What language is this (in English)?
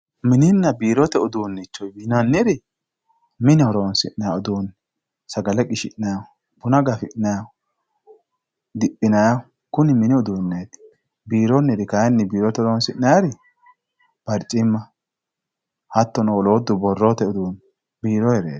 Sidamo